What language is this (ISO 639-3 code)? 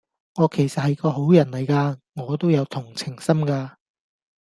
yue